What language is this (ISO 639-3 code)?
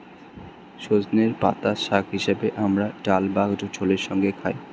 ben